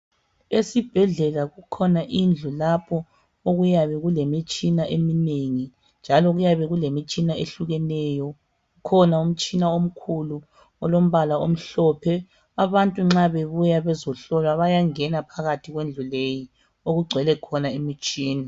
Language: North Ndebele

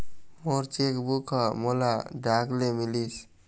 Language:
Chhattisgarhi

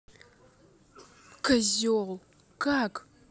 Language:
Russian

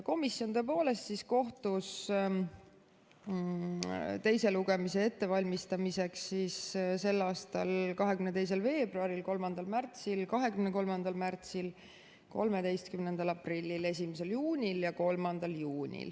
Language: Estonian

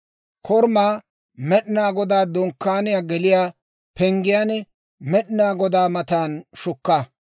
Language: Dawro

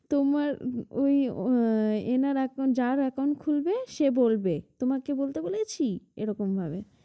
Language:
Bangla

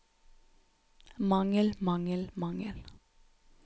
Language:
Norwegian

